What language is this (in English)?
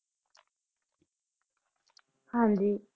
Punjabi